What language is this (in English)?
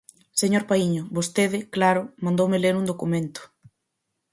Galician